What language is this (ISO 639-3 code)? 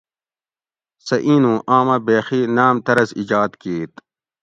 gwc